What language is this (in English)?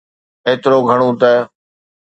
Sindhi